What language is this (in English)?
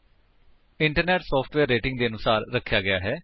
Punjabi